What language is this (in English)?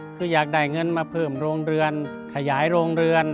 Thai